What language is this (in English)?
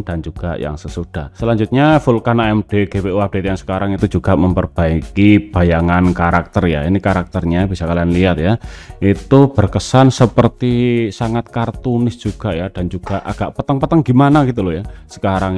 Indonesian